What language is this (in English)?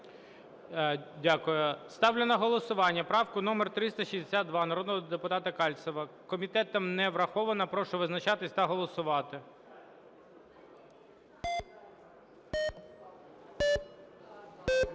Ukrainian